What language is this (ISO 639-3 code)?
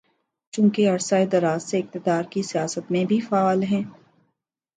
urd